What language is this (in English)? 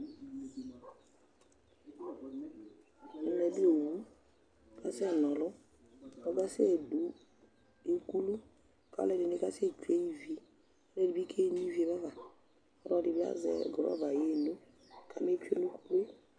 Ikposo